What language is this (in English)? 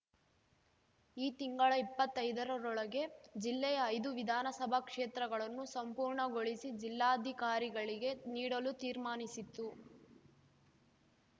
Kannada